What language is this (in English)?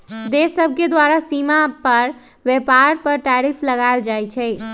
Magahi